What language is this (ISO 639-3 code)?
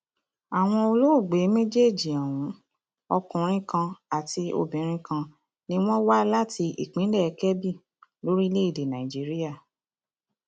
yor